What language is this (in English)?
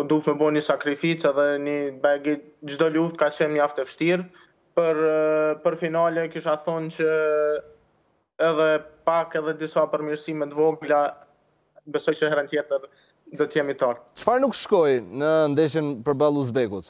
Romanian